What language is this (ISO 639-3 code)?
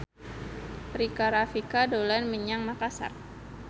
jav